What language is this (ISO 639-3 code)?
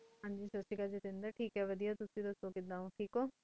pan